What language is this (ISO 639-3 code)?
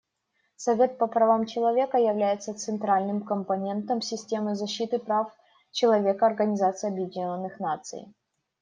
rus